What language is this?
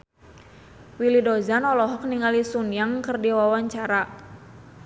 Sundanese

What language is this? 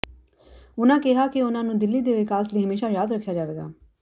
Punjabi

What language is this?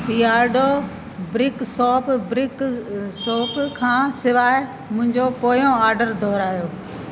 Sindhi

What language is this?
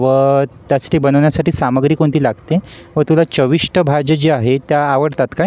Marathi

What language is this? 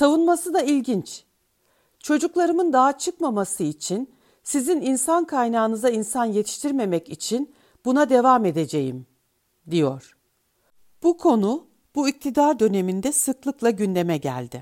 Turkish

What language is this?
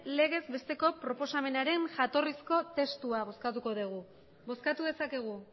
Basque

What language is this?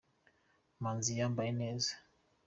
Kinyarwanda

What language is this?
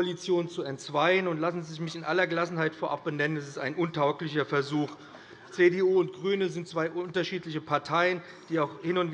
German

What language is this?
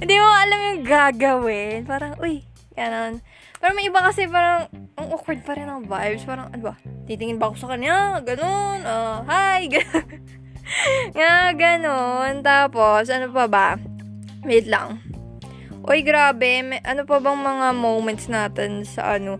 Filipino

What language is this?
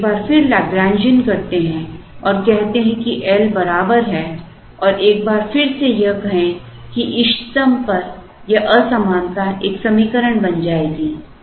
Hindi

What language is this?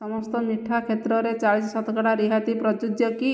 Odia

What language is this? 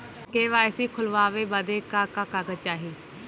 Bhojpuri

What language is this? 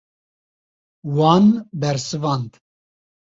Kurdish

